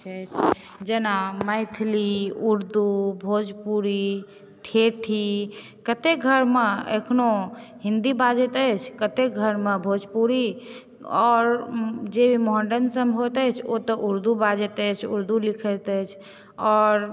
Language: Maithili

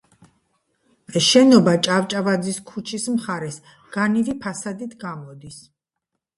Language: Georgian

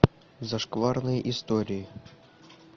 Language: Russian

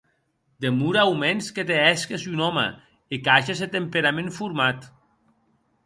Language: Occitan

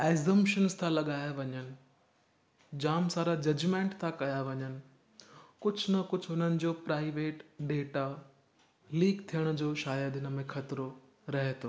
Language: Sindhi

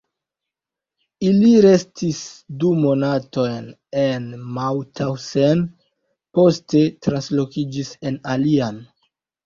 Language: Esperanto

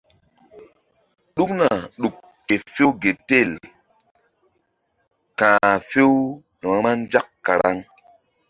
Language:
Mbum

